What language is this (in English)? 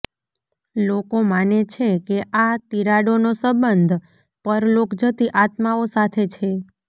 Gujarati